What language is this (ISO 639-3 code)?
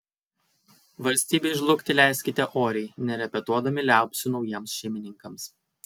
lit